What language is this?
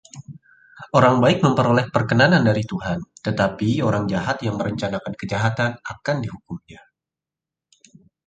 Indonesian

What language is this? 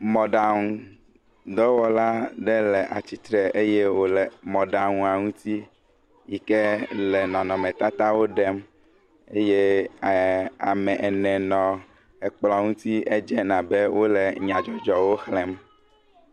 Ewe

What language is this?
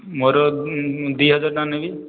Odia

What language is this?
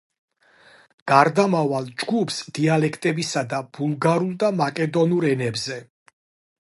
Georgian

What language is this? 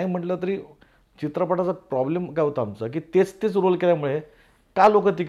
Marathi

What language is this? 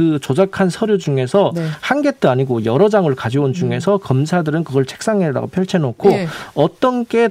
Korean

